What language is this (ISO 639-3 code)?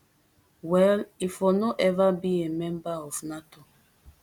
pcm